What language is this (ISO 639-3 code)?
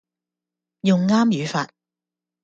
yue